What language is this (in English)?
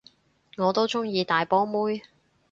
Cantonese